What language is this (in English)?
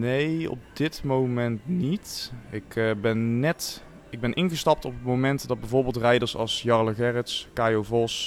Dutch